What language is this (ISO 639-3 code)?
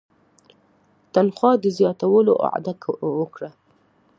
pus